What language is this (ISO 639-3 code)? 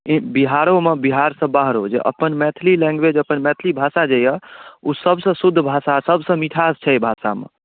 mai